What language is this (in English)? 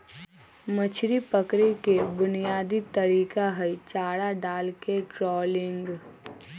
Magahi